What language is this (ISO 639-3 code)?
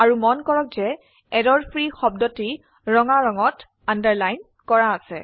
asm